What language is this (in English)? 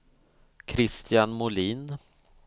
Swedish